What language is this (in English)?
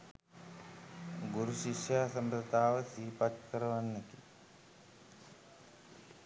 Sinhala